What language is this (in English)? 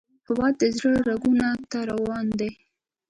Pashto